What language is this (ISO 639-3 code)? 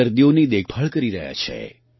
guj